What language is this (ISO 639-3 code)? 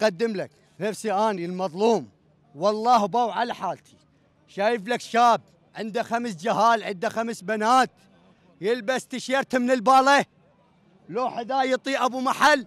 ara